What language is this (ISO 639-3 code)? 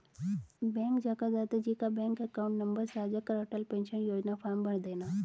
hin